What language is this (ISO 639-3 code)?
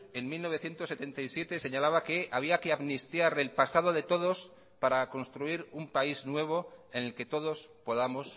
spa